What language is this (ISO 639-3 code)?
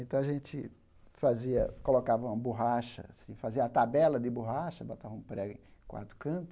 por